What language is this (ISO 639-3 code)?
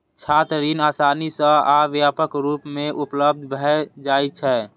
mai